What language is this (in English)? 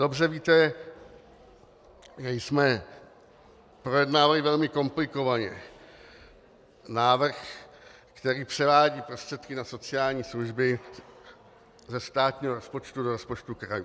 Czech